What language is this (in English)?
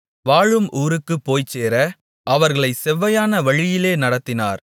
Tamil